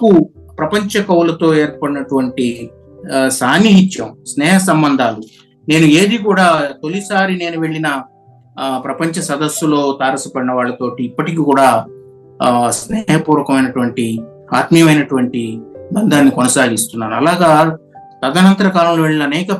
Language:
Telugu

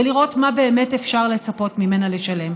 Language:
Hebrew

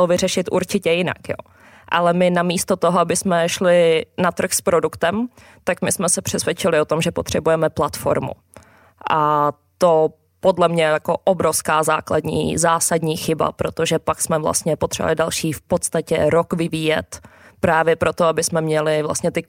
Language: Czech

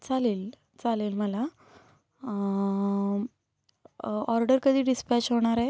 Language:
Marathi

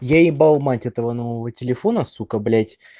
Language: Russian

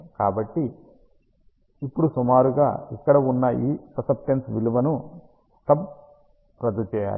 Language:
Telugu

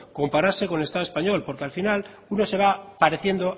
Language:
Spanish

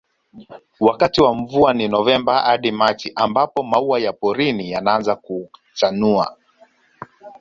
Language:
Swahili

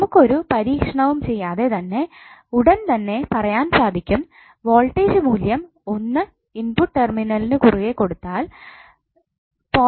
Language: Malayalam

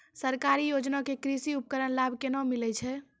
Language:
Maithili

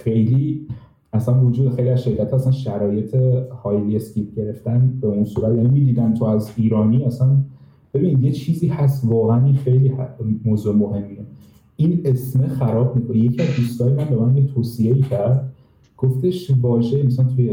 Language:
Persian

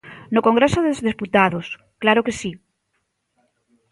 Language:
Galician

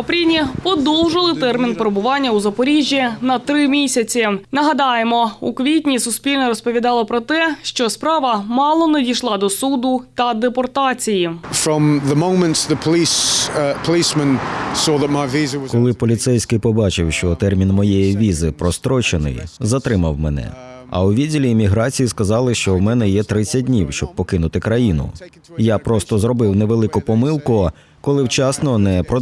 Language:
Ukrainian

